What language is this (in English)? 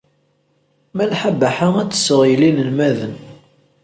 Kabyle